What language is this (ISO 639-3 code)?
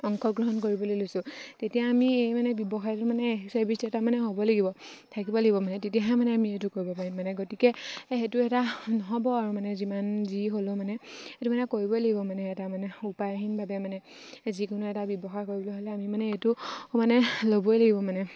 asm